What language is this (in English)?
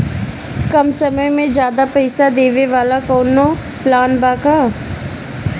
Bhojpuri